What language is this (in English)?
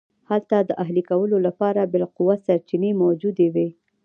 Pashto